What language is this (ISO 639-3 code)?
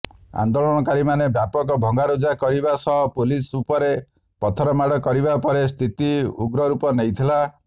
ori